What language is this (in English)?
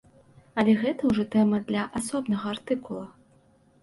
Belarusian